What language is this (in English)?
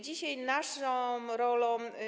Polish